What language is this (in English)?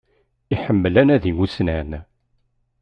Kabyle